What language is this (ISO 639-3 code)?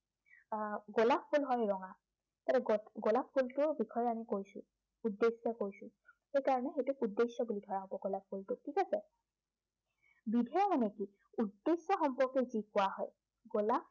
asm